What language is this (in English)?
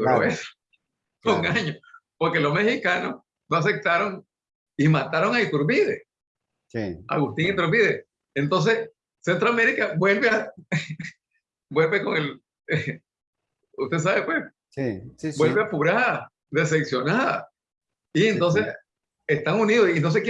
Spanish